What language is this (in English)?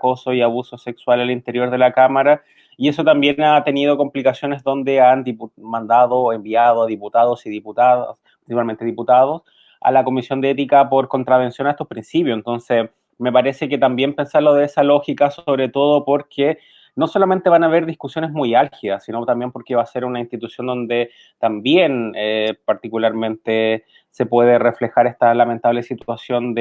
Spanish